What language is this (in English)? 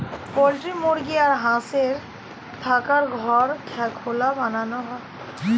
Bangla